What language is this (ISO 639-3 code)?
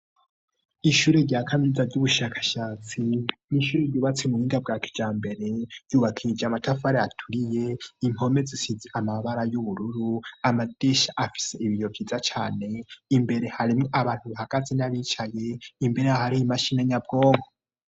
run